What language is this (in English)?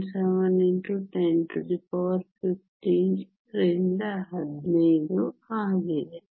Kannada